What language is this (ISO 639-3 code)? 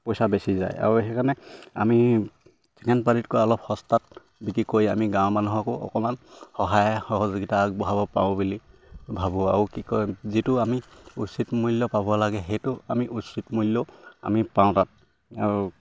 asm